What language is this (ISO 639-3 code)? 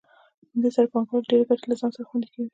pus